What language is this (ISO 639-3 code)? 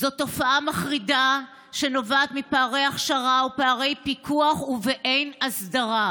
heb